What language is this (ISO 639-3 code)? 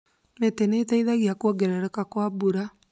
kik